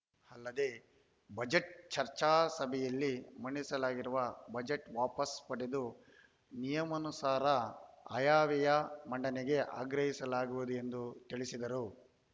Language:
Kannada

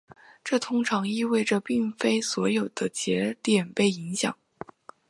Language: Chinese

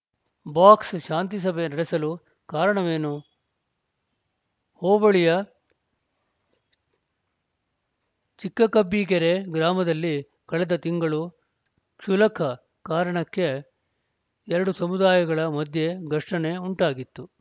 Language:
Kannada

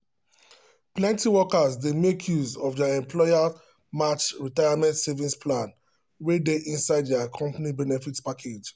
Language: Nigerian Pidgin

